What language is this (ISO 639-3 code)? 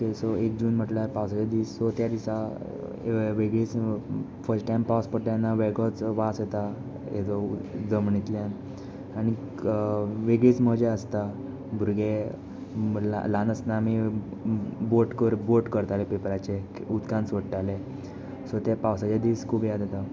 kok